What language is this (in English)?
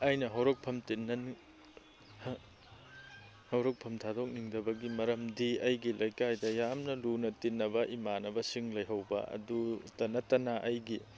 Manipuri